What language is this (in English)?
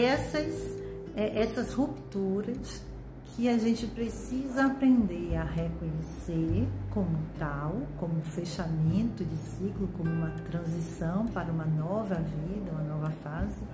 Portuguese